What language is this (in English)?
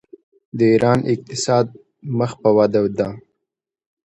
Pashto